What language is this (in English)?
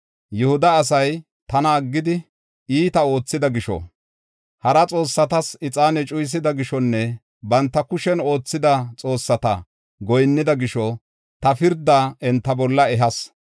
Gofa